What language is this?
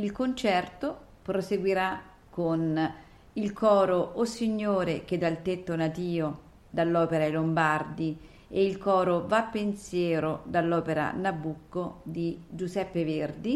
Italian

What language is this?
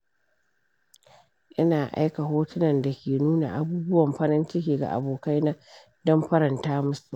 Hausa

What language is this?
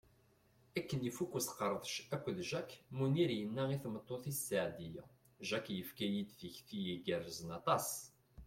Kabyle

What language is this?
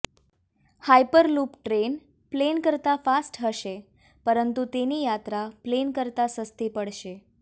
Gujarati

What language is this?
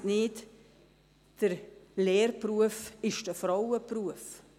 Swiss German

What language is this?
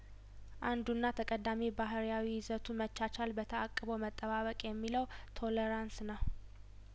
Amharic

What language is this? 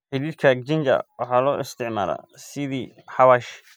Somali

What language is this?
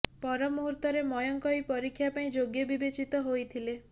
Odia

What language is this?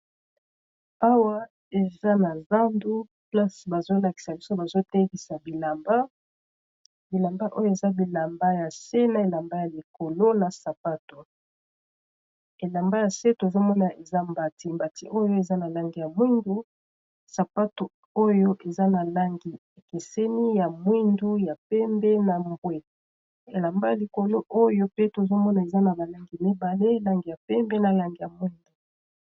Lingala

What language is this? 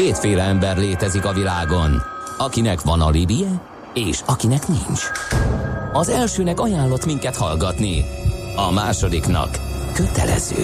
Hungarian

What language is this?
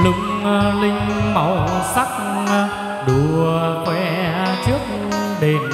Vietnamese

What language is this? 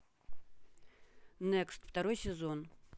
Russian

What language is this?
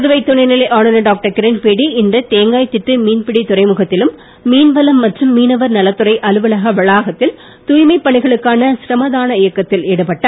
Tamil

